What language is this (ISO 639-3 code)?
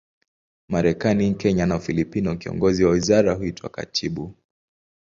swa